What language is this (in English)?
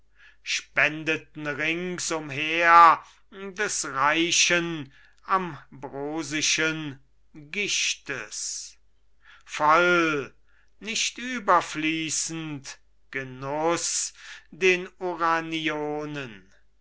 German